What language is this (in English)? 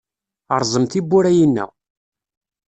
Kabyle